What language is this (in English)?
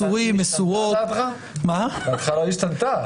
Hebrew